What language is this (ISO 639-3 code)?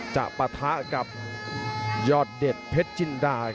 tha